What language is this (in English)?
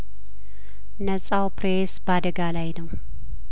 Amharic